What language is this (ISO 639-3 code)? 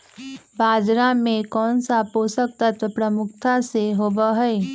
mag